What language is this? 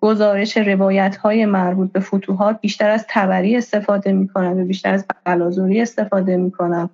Persian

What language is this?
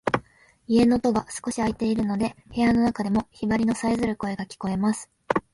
Japanese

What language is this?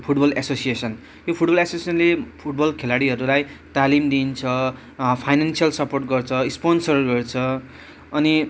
Nepali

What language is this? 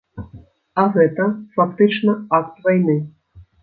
Belarusian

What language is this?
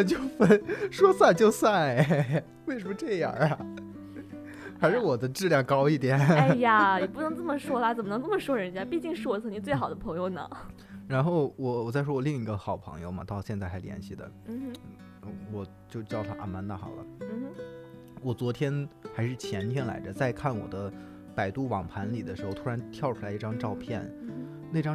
Chinese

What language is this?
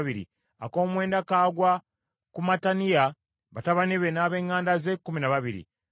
Ganda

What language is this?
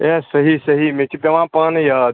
Kashmiri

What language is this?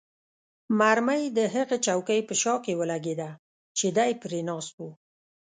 Pashto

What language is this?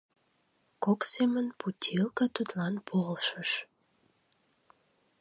Mari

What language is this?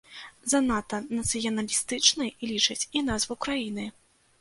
Belarusian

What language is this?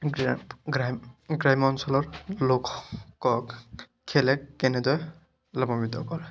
Assamese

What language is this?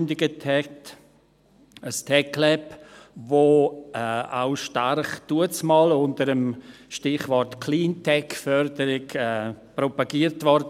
Swiss German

